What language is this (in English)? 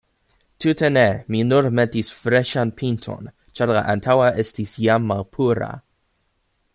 Esperanto